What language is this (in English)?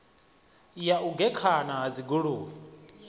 Venda